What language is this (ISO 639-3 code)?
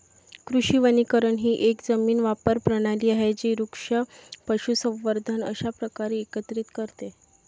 mar